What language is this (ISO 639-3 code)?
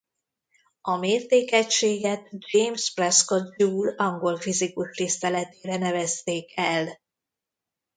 hun